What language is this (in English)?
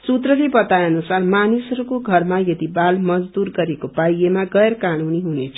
Nepali